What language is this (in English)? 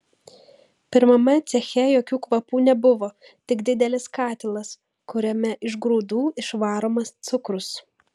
Lithuanian